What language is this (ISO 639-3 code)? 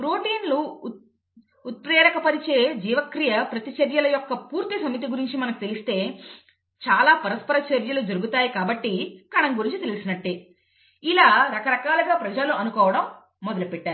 tel